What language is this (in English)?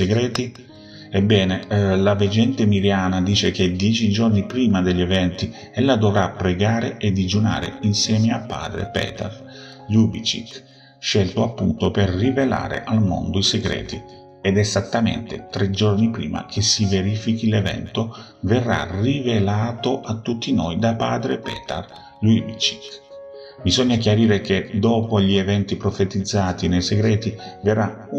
Italian